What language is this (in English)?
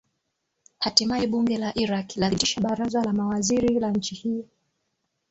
Swahili